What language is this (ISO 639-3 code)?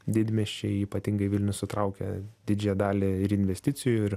lit